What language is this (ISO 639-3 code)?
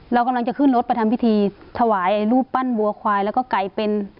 tha